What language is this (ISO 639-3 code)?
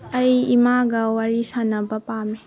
mni